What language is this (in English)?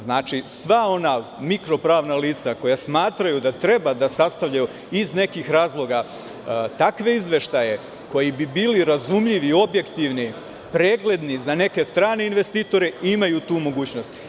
Serbian